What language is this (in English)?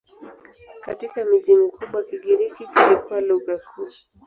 Swahili